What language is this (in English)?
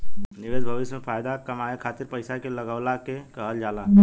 Bhojpuri